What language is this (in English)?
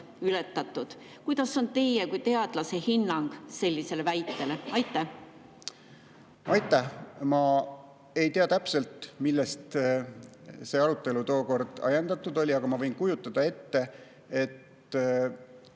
Estonian